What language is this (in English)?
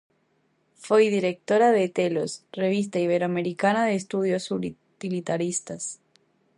Galician